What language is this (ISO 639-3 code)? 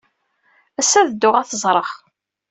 kab